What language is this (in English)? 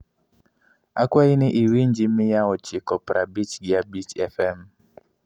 Luo (Kenya and Tanzania)